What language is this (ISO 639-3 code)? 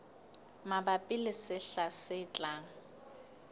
sot